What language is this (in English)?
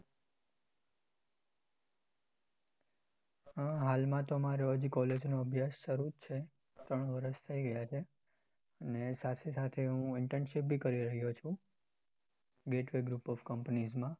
Gujarati